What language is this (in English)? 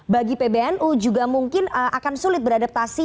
Indonesian